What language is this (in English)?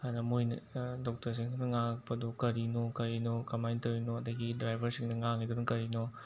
Manipuri